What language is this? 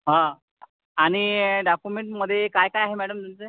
Marathi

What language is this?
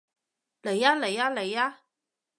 Cantonese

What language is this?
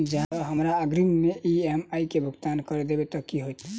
Maithili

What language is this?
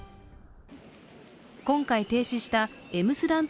Japanese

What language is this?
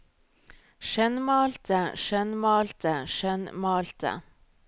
Norwegian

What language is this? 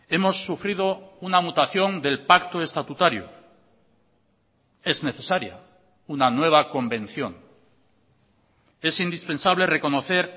Spanish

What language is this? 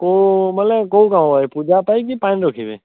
Odia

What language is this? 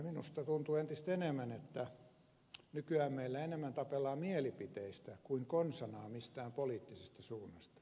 Finnish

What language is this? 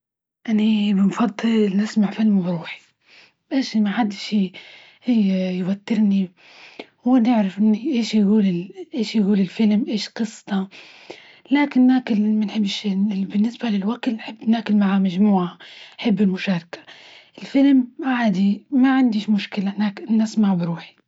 Libyan Arabic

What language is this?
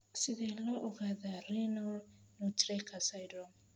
Somali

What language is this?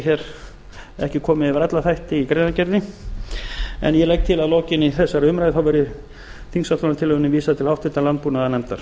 Icelandic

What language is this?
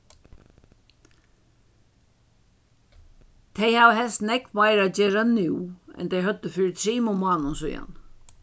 Faroese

